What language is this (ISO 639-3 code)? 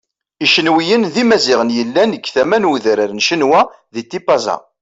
kab